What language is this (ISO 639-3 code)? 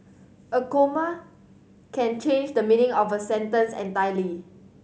eng